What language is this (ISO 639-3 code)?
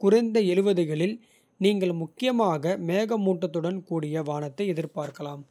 kfe